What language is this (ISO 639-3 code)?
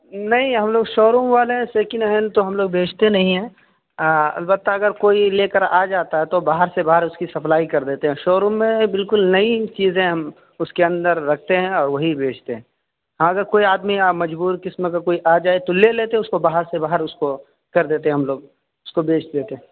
urd